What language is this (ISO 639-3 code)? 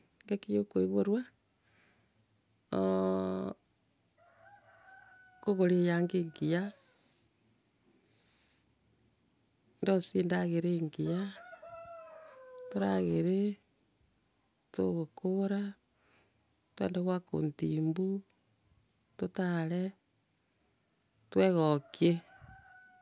guz